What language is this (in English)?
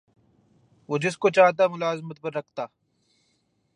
Urdu